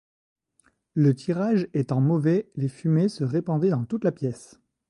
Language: French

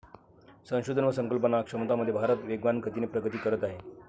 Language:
Marathi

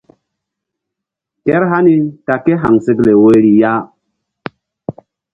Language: Mbum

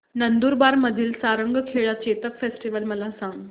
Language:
Marathi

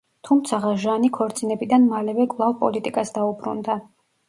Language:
Georgian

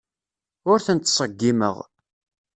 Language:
Kabyle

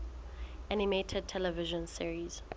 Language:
Southern Sotho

